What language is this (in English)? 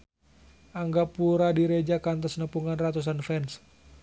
Sundanese